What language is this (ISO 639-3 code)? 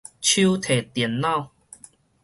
nan